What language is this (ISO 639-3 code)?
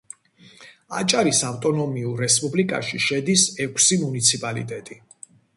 kat